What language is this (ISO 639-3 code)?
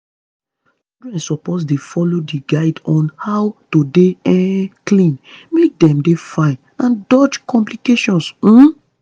pcm